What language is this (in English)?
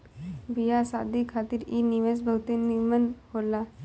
Bhojpuri